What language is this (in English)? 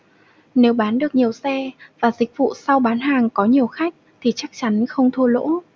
Vietnamese